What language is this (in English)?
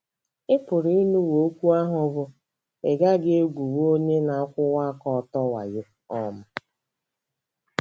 Igbo